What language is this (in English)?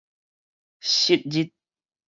Min Nan Chinese